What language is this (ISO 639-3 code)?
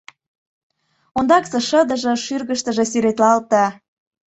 chm